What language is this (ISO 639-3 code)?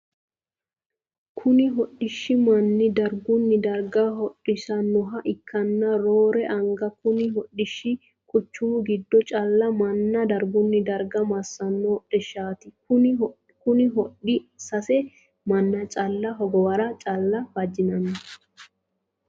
sid